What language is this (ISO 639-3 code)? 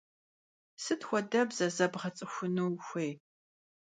kbd